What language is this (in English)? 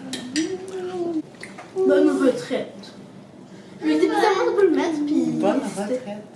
French